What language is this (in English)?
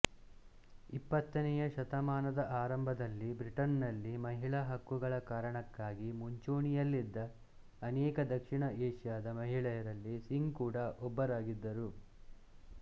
Kannada